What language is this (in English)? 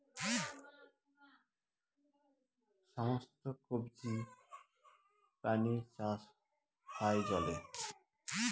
Bangla